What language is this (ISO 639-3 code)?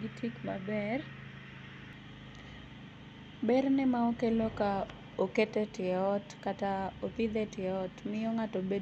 luo